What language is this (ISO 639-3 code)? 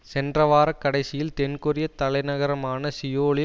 tam